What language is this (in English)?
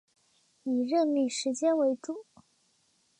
Chinese